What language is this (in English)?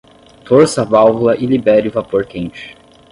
Portuguese